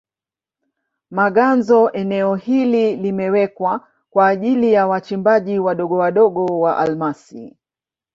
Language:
Swahili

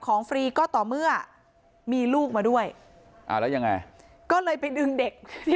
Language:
Thai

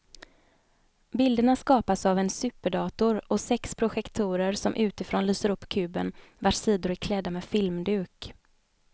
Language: Swedish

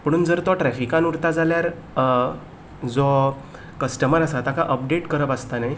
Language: Konkani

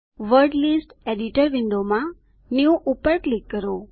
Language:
Gujarati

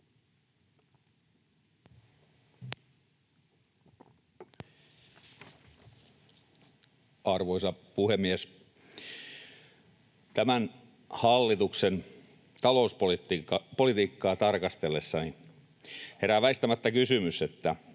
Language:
Finnish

